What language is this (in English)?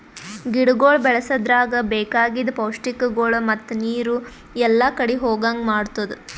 Kannada